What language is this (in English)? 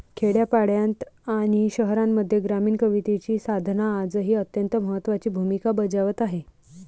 Marathi